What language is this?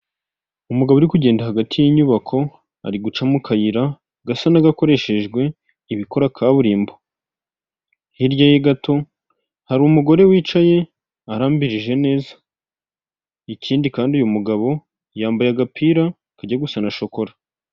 Kinyarwanda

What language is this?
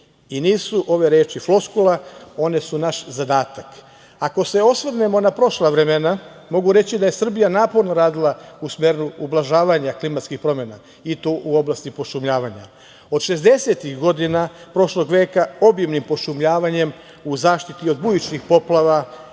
Serbian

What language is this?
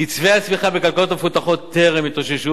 Hebrew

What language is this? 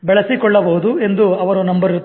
Kannada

